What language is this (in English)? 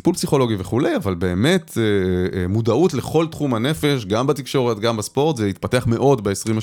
Hebrew